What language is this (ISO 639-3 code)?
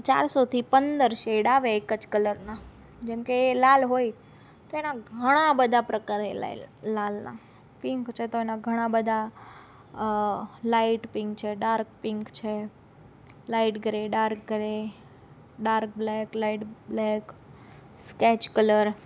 guj